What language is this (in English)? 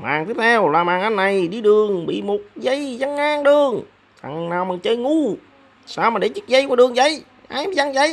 Vietnamese